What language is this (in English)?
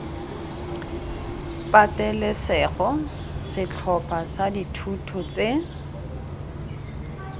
Tswana